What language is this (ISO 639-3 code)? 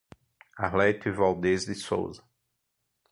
por